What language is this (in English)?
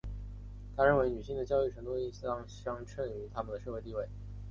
Chinese